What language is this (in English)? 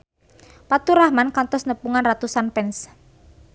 Sundanese